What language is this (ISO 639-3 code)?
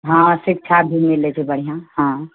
mai